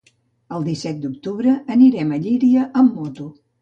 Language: Catalan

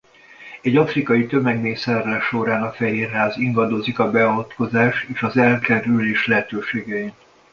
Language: Hungarian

